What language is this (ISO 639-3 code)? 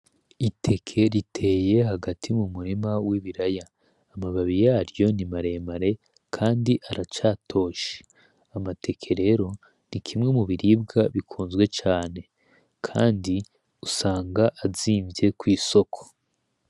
run